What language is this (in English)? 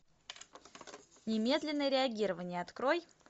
Russian